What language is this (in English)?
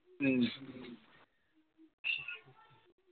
Malayalam